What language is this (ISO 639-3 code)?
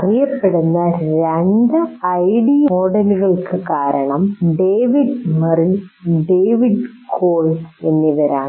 mal